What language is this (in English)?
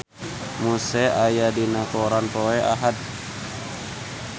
Sundanese